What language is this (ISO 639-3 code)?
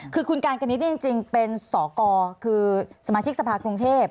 tha